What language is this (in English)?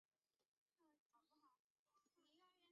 Chinese